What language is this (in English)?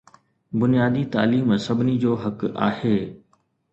Sindhi